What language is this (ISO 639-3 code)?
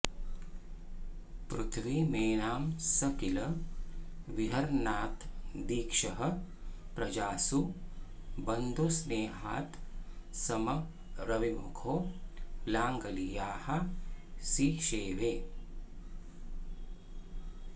san